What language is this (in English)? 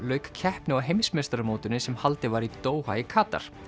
Icelandic